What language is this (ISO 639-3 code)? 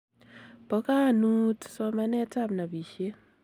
kln